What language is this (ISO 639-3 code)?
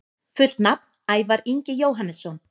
isl